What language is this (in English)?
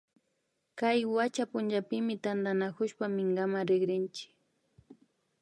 Imbabura Highland Quichua